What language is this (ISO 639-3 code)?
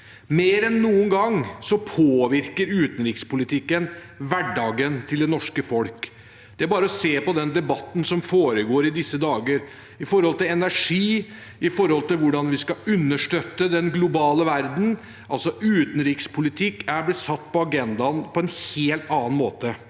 nor